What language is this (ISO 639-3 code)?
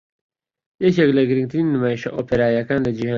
ckb